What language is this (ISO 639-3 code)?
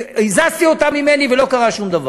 heb